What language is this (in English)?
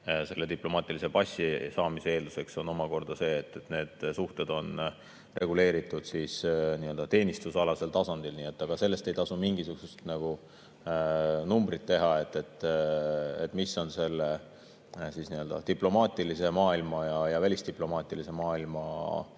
Estonian